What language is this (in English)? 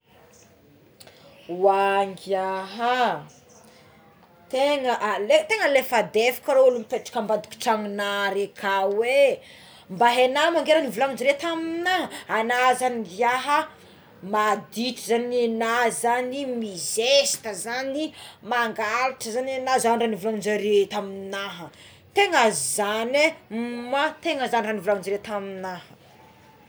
Tsimihety Malagasy